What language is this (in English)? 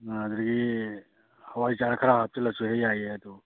Manipuri